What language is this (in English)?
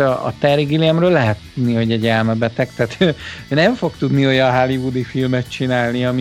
Hungarian